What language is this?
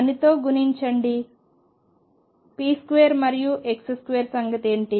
Telugu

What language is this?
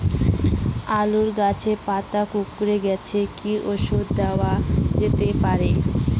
Bangla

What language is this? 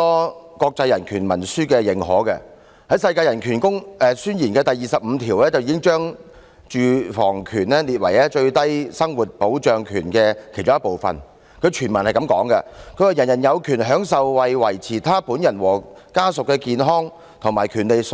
Cantonese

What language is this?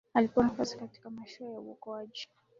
Swahili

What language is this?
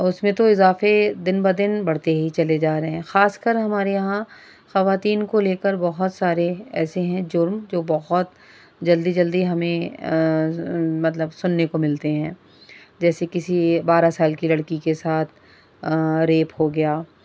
Urdu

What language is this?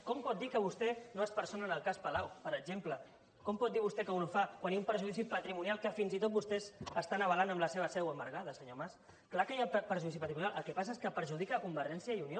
Catalan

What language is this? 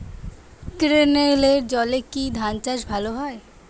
Bangla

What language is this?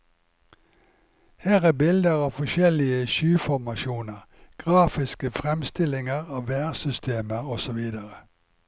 Norwegian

